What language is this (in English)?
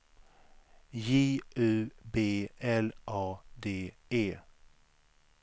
Swedish